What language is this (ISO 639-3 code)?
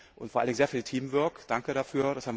deu